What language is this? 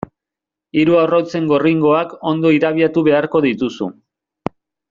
Basque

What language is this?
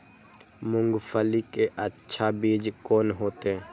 Maithili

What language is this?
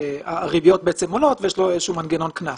Hebrew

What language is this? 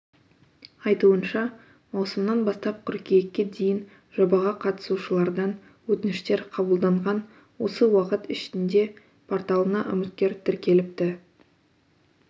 Kazakh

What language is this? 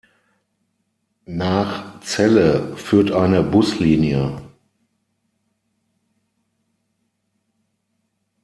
German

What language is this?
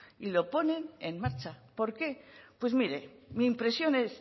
Spanish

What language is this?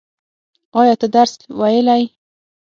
Pashto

